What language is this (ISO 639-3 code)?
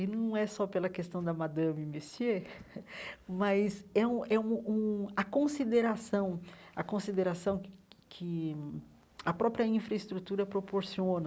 por